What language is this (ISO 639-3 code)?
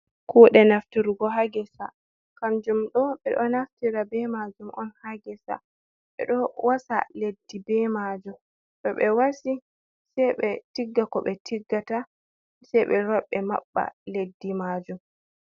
ful